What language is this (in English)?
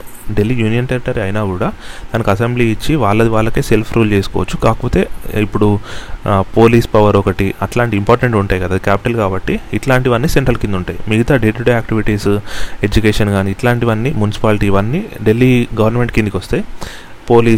Telugu